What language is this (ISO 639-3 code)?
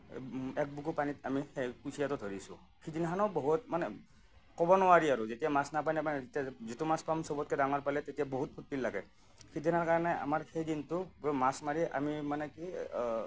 asm